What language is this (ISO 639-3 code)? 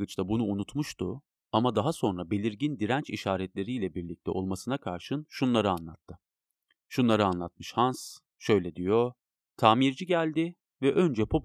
tur